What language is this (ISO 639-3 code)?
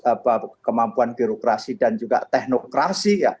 ind